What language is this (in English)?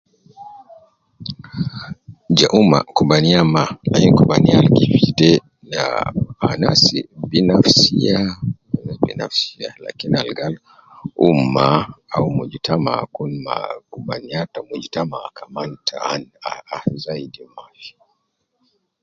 Nubi